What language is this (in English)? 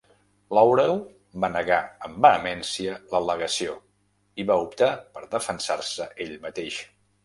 Catalan